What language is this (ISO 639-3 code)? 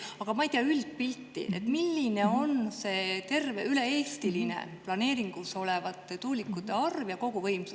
est